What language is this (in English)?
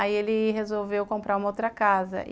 Portuguese